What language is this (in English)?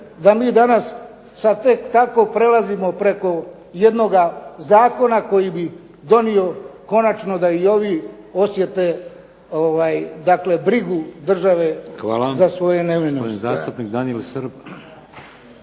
Croatian